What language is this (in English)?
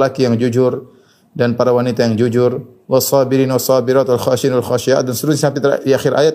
Indonesian